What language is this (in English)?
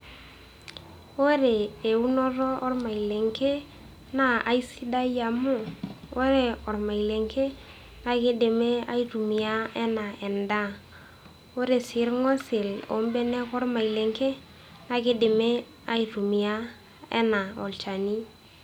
Masai